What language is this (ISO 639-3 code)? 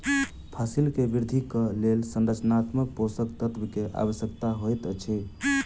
mai